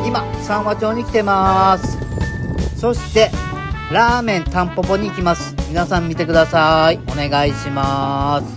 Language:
Japanese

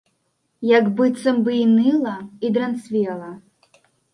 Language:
Belarusian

